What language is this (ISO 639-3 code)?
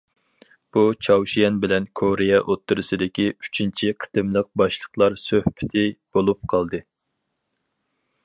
uig